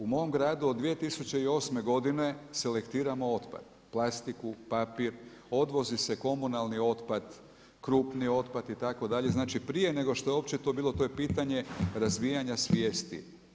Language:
Croatian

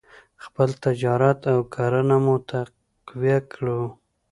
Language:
Pashto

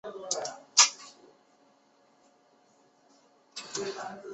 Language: Chinese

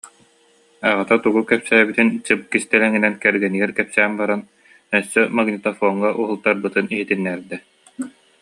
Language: Yakut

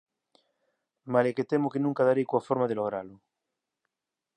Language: Galician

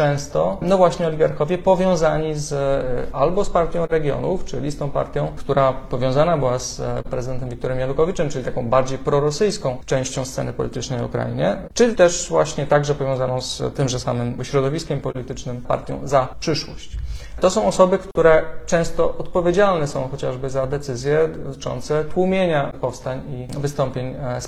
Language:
Polish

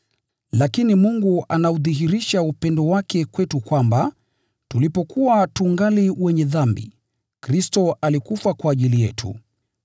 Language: Swahili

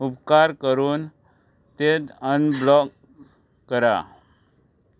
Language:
Konkani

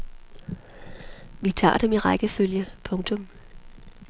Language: Danish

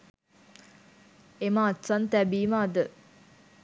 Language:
Sinhala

